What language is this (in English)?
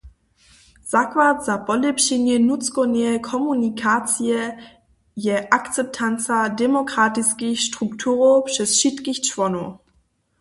Upper Sorbian